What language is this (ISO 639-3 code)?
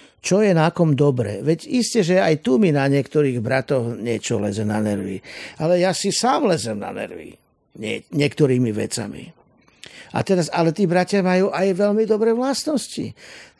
slk